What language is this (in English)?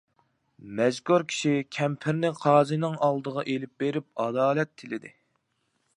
Uyghur